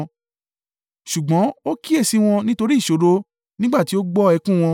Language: Yoruba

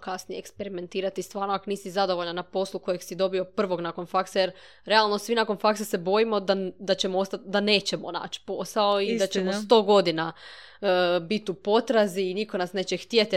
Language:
Croatian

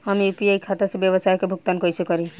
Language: Bhojpuri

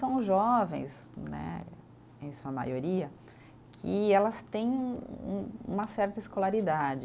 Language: Portuguese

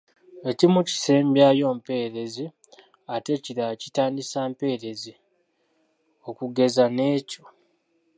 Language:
Ganda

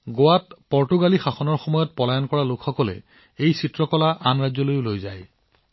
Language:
Assamese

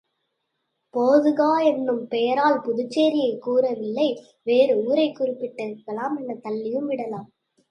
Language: Tamil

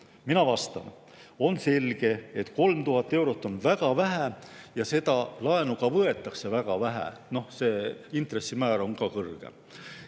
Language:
Estonian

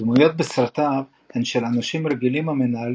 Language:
Hebrew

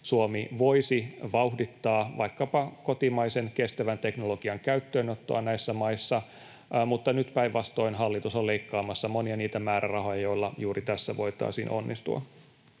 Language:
Finnish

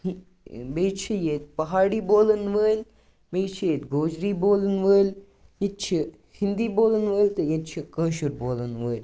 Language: Kashmiri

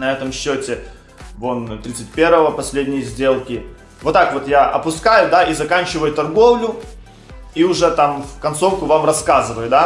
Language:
Russian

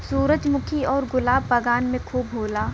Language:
Bhojpuri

